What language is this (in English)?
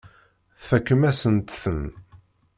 Kabyle